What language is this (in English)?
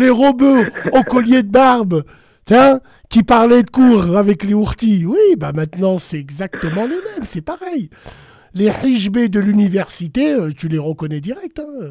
French